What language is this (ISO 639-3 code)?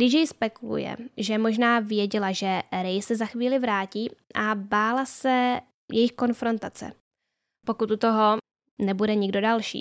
ces